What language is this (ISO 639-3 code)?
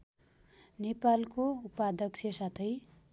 nep